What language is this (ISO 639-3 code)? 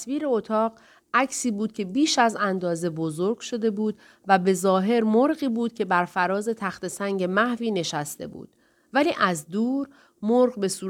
fas